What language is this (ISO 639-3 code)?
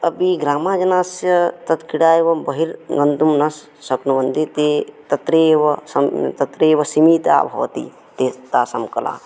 san